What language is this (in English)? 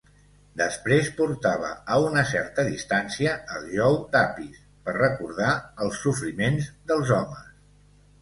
Catalan